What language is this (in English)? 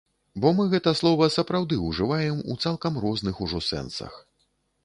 Belarusian